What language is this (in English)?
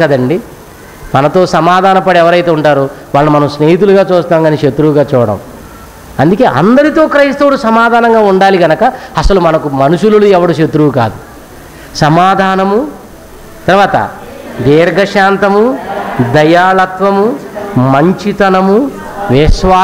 Hindi